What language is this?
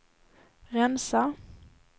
Swedish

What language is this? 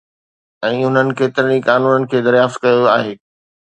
Sindhi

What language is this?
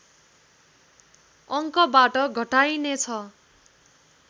Nepali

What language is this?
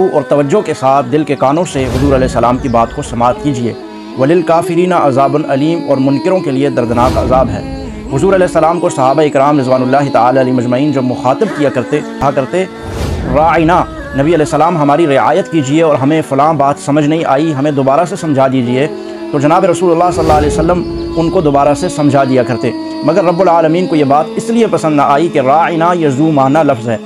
Arabic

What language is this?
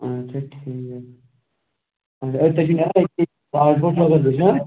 Kashmiri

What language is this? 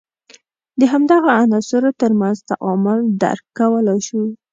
Pashto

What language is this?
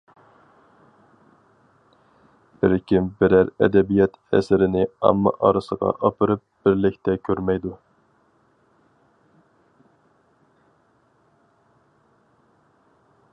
Uyghur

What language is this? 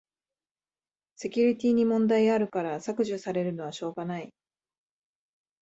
Japanese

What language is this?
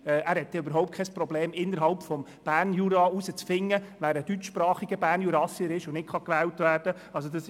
Swiss German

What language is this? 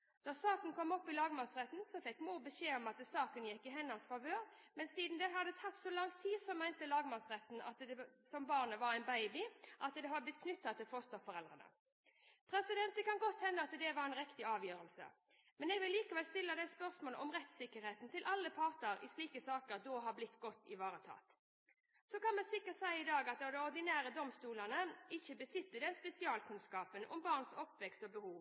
Norwegian Bokmål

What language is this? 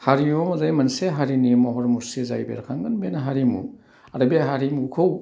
Bodo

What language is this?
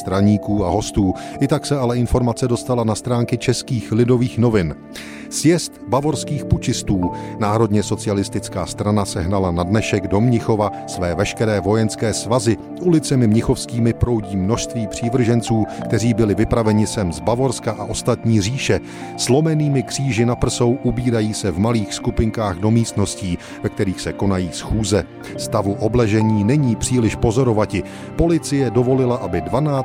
Czech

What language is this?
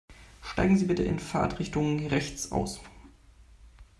German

